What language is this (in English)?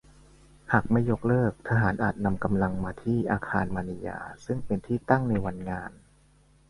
Thai